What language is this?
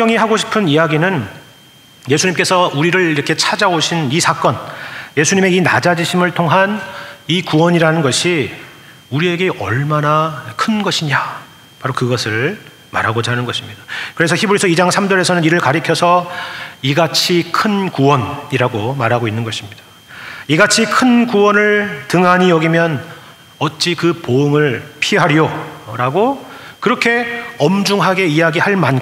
Korean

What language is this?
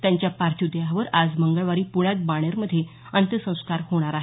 Marathi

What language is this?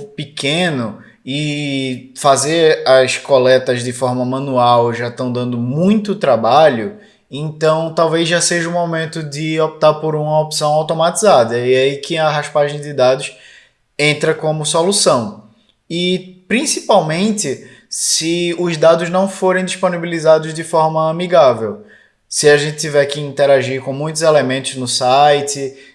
Portuguese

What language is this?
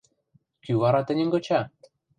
Western Mari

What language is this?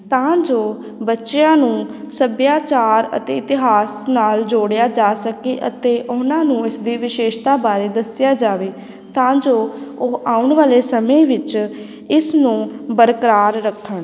Punjabi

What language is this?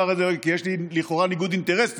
Hebrew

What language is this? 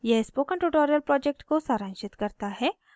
Hindi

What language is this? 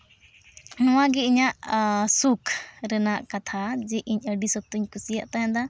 Santali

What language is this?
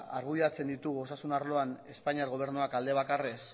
Basque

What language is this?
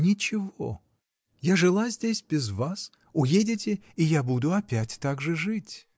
Russian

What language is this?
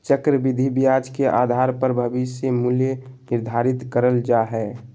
Magahi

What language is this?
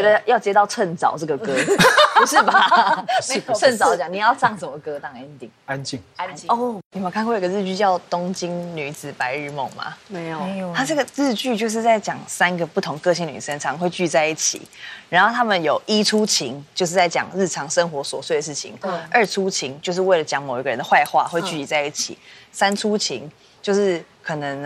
Chinese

